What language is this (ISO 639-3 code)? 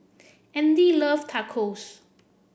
eng